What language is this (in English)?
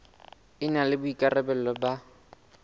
Southern Sotho